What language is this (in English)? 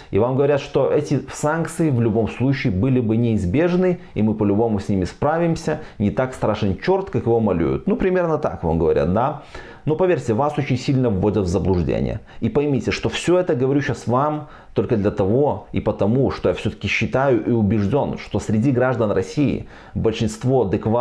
Russian